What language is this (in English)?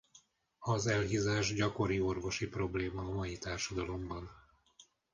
Hungarian